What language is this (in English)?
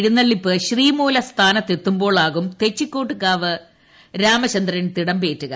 Malayalam